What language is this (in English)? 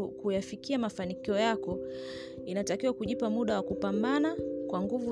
Swahili